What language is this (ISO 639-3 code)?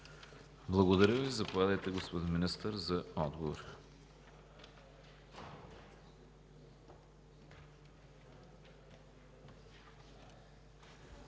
bul